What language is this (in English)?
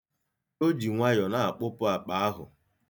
Igbo